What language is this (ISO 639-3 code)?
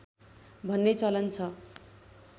nep